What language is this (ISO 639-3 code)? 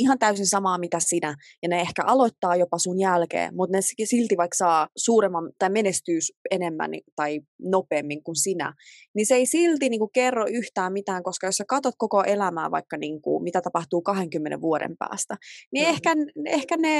fin